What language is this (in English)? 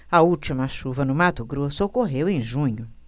Portuguese